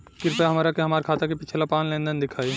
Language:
Bhojpuri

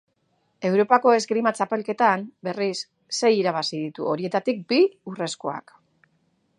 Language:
Basque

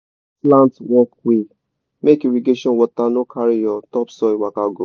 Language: Nigerian Pidgin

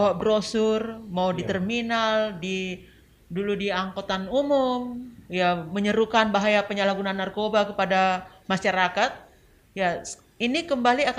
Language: Indonesian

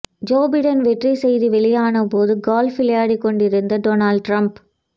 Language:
Tamil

